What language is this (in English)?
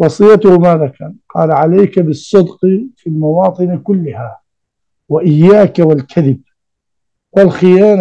Arabic